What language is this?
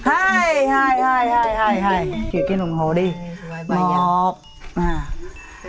Vietnamese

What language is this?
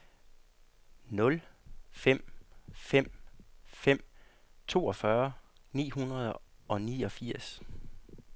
Danish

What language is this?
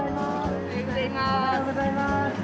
Japanese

